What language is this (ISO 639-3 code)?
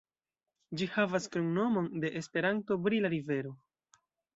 epo